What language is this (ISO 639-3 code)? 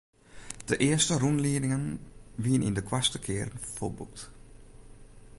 fry